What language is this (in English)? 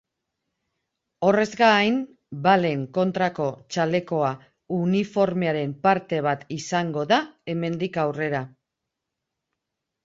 Basque